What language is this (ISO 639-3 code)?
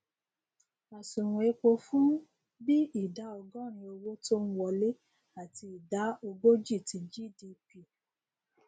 yor